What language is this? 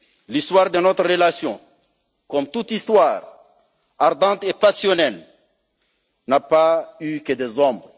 French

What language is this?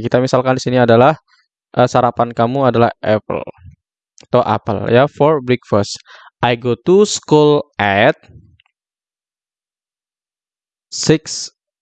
Indonesian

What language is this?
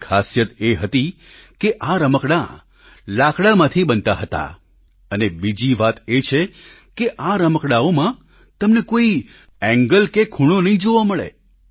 Gujarati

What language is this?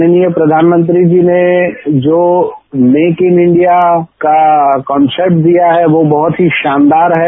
Hindi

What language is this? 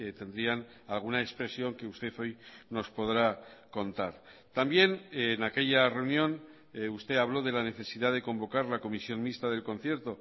Spanish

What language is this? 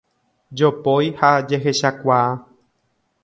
Guarani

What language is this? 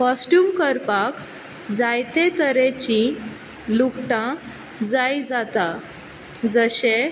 Konkani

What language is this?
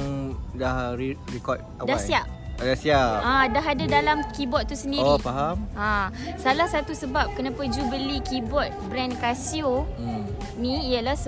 Malay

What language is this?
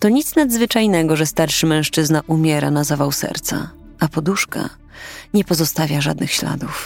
Polish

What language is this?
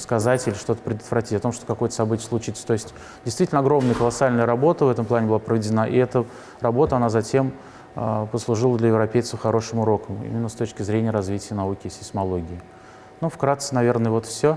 Russian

